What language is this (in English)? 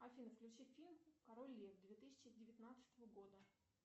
Russian